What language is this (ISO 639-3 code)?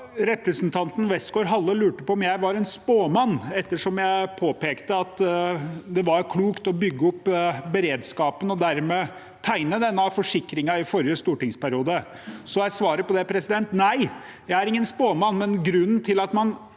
nor